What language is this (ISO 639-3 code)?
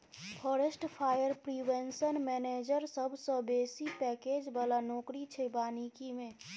mai